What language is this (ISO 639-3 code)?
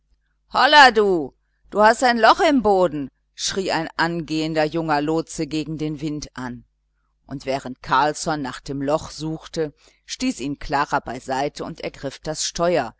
deu